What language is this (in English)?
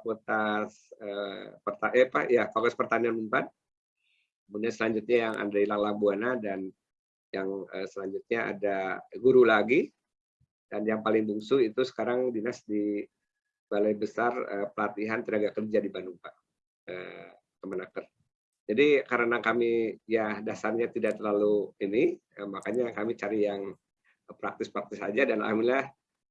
Indonesian